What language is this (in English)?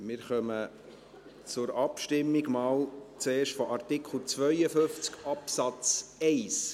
Swiss German